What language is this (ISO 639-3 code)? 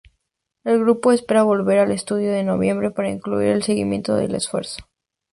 spa